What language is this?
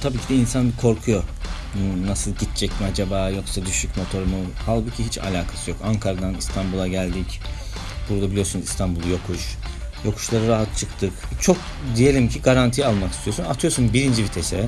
Turkish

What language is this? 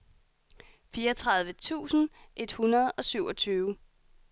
Danish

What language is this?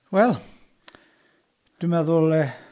Welsh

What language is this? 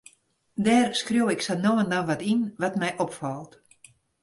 Western Frisian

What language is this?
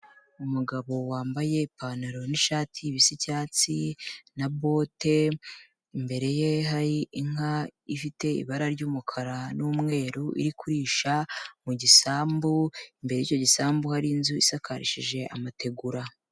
Kinyarwanda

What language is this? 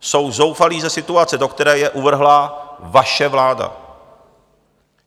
Czech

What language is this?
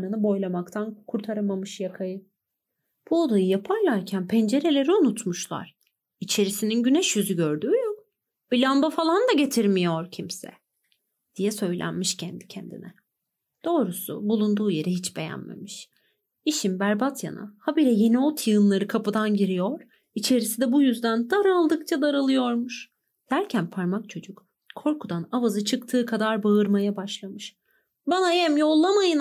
Turkish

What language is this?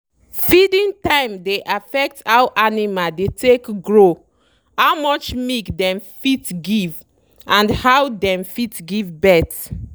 Nigerian Pidgin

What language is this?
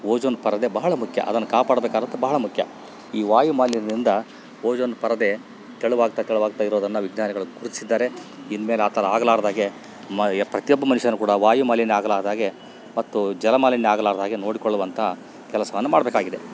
Kannada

